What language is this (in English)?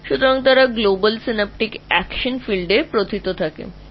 Bangla